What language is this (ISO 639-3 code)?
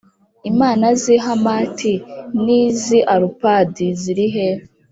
kin